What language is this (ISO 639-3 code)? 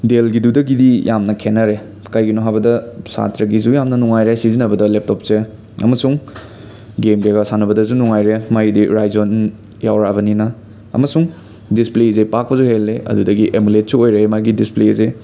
mni